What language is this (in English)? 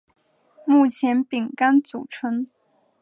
Chinese